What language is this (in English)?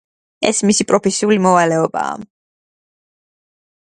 Georgian